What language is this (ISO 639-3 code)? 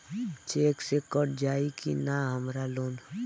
bho